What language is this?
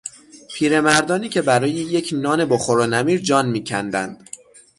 Persian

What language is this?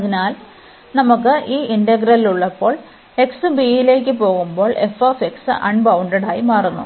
Malayalam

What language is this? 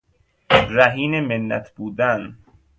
Persian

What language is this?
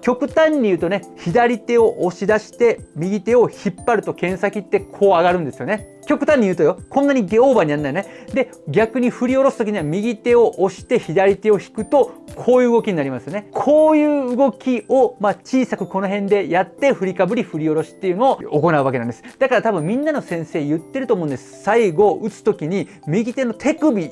Japanese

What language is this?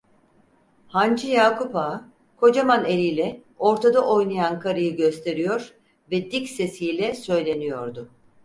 Turkish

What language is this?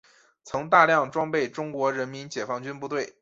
Chinese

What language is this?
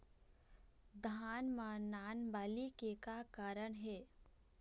Chhattisgarhi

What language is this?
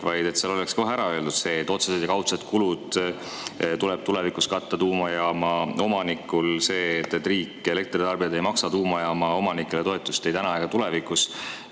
Estonian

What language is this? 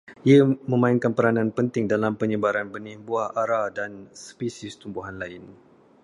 Malay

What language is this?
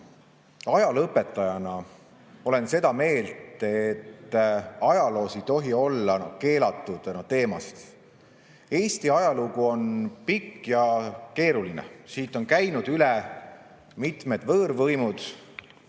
Estonian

